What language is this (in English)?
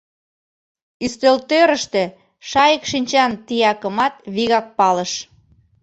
Mari